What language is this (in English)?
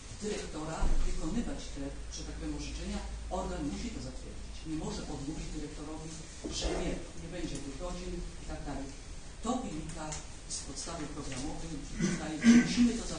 Polish